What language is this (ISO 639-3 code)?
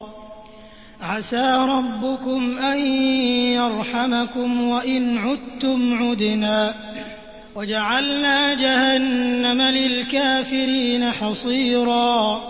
ara